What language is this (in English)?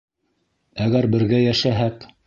Bashkir